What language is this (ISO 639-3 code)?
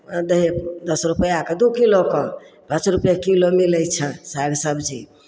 mai